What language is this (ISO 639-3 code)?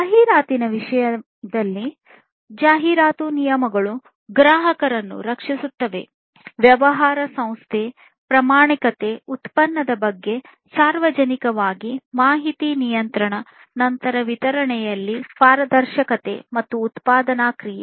kan